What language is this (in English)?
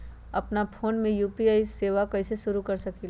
Magahi